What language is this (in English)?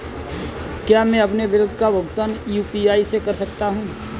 Hindi